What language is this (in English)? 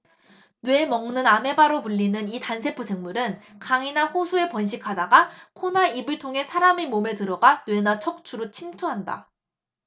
Korean